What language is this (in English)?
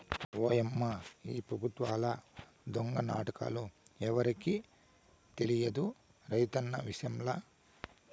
Telugu